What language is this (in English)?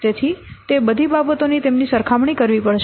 Gujarati